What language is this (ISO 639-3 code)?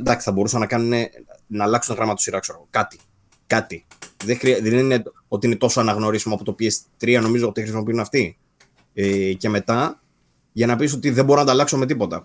ell